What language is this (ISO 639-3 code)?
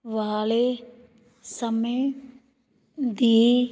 pan